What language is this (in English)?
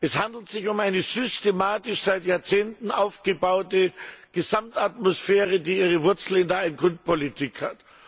German